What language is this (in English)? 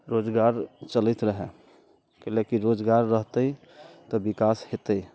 Maithili